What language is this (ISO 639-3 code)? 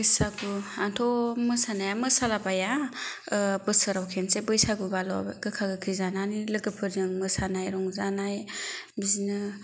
brx